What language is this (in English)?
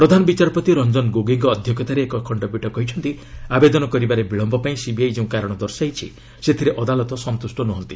Odia